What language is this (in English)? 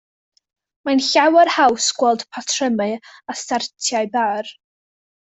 Welsh